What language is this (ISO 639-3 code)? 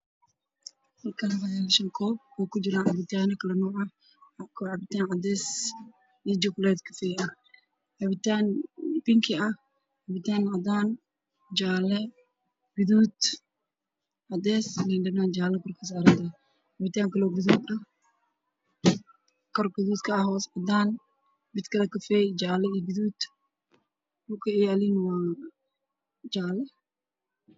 som